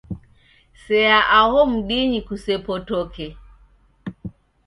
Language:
Taita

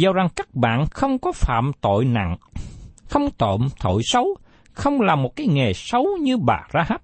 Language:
Vietnamese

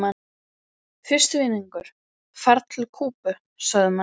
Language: Icelandic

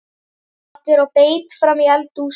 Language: Icelandic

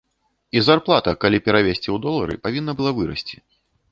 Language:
Belarusian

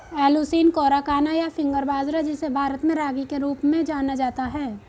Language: Hindi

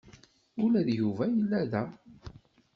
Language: Kabyle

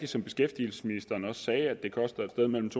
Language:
Danish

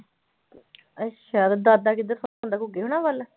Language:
Punjabi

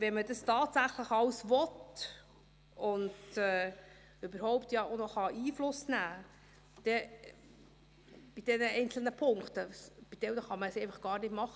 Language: Swiss German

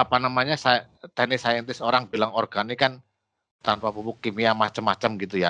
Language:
Indonesian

